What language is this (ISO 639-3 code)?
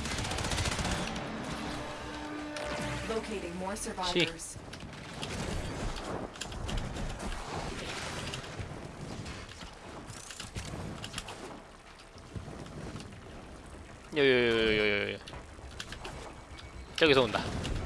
kor